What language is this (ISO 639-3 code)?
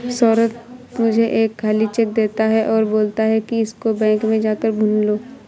hin